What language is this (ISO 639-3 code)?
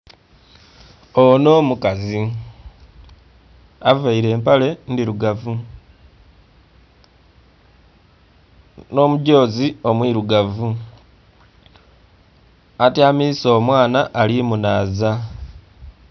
xog